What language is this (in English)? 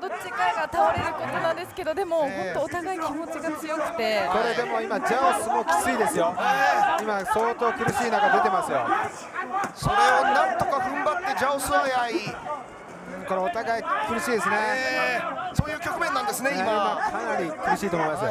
Japanese